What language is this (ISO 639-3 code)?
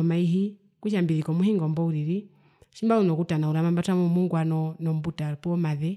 her